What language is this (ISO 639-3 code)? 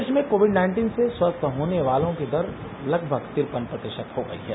hin